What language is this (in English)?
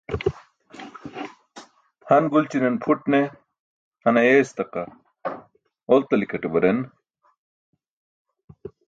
Burushaski